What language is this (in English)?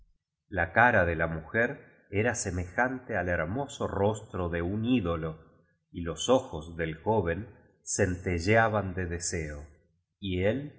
Spanish